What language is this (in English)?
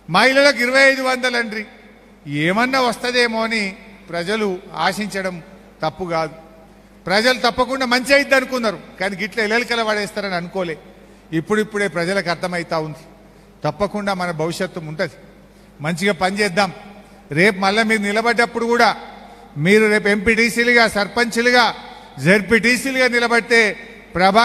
Telugu